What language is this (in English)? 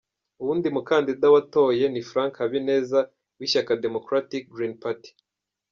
Kinyarwanda